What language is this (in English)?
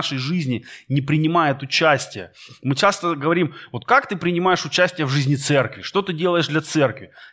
Russian